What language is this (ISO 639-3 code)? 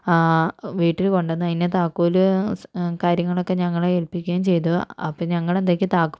mal